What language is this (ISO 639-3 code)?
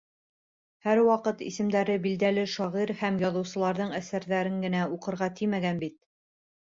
bak